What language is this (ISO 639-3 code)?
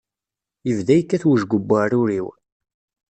kab